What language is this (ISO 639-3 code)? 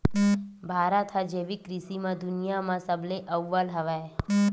hne